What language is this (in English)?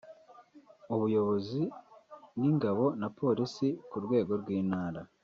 Kinyarwanda